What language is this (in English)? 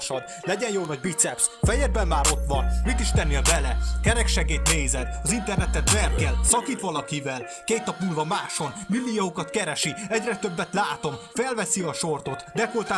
Hungarian